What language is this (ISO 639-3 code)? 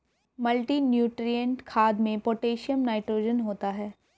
hin